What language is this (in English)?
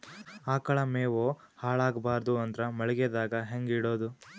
Kannada